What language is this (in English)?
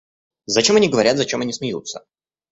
Russian